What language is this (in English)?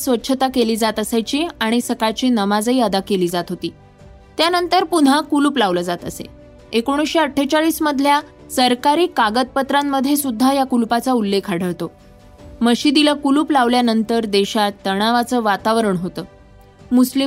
Marathi